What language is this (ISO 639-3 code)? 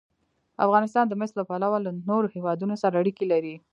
pus